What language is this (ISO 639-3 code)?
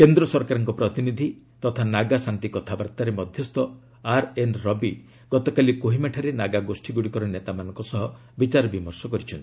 ori